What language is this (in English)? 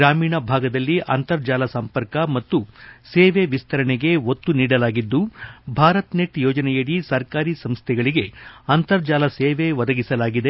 Kannada